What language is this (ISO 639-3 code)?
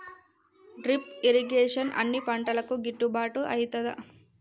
tel